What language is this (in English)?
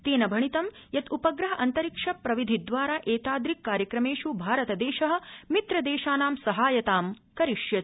Sanskrit